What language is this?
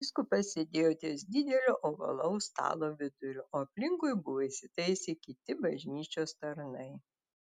Lithuanian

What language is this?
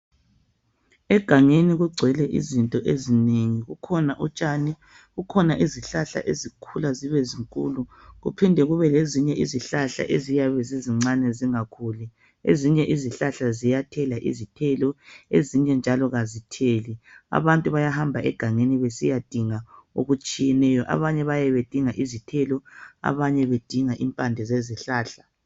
North Ndebele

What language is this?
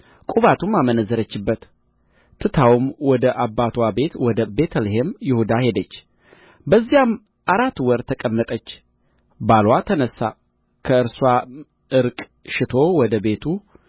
Amharic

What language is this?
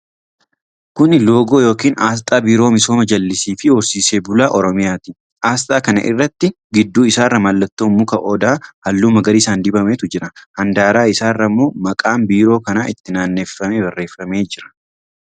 Oromo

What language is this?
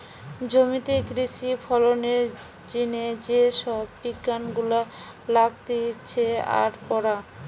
Bangla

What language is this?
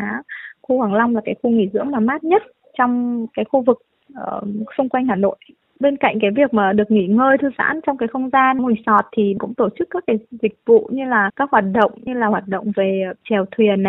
Vietnamese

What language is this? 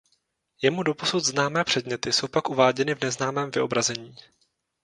Czech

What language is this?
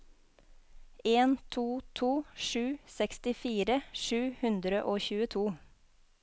Norwegian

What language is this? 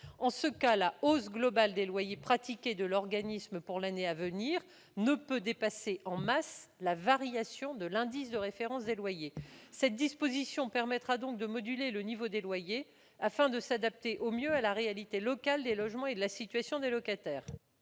French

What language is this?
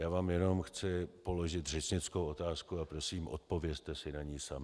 Czech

